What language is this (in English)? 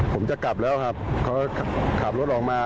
Thai